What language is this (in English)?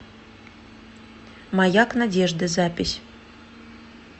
Russian